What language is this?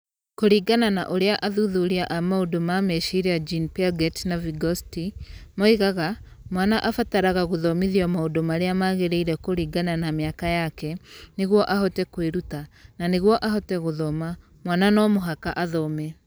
Kikuyu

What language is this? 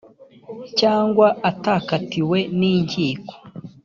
Kinyarwanda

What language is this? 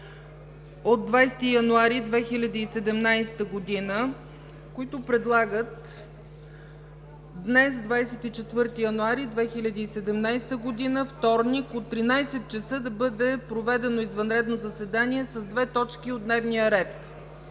Bulgarian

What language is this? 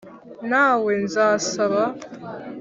Kinyarwanda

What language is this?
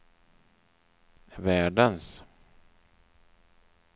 Swedish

